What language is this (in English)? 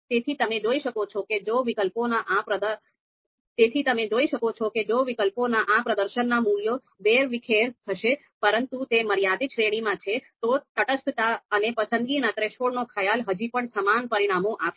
Gujarati